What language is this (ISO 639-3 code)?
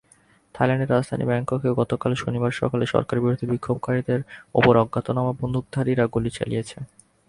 ben